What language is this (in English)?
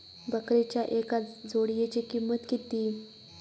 Marathi